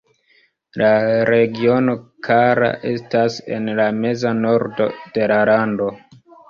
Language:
Esperanto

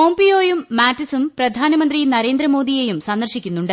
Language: Malayalam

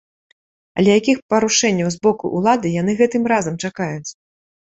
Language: Belarusian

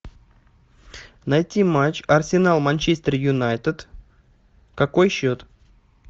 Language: Russian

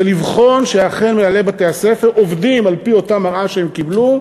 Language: Hebrew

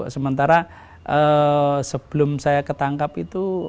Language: Indonesian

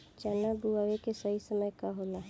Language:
Bhojpuri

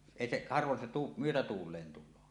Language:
Finnish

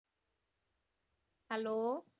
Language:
Punjabi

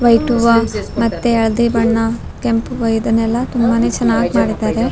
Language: Kannada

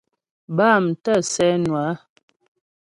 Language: Ghomala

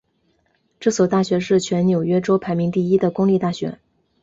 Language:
Chinese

